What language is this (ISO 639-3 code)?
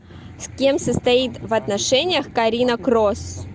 rus